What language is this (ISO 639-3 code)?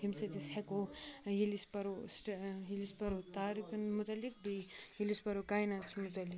kas